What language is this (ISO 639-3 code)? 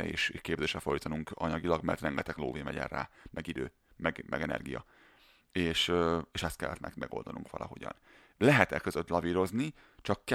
hun